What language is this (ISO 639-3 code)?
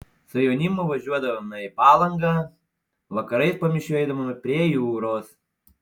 lit